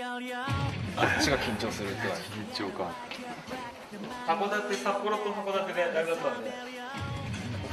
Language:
Japanese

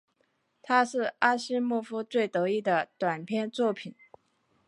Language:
Chinese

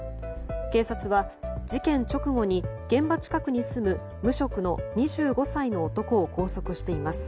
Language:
Japanese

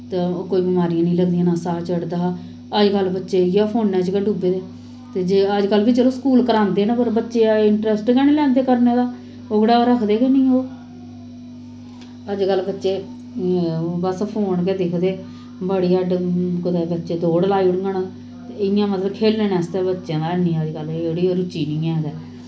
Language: Dogri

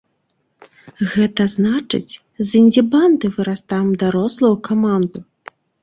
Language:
Belarusian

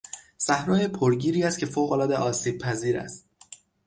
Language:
Persian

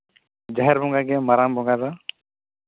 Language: Santali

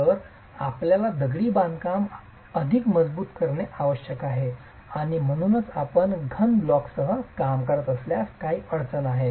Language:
Marathi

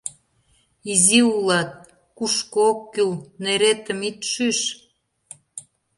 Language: Mari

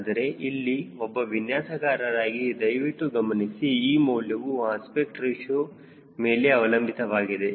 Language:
Kannada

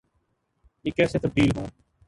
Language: Urdu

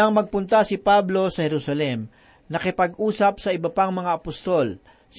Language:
Filipino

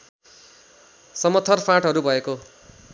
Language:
Nepali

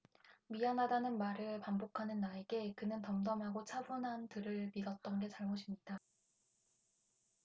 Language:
Korean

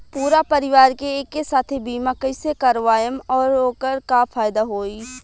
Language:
Bhojpuri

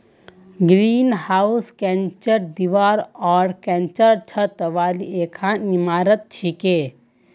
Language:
Magahi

